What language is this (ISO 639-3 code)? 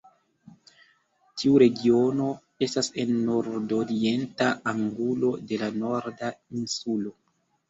epo